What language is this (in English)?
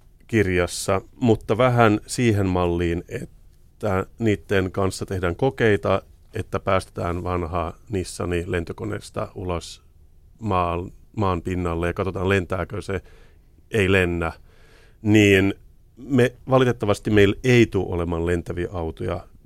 Finnish